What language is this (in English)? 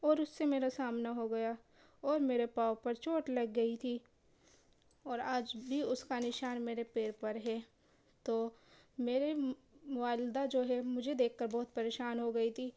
Urdu